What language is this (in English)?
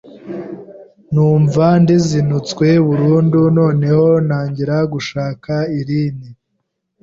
Kinyarwanda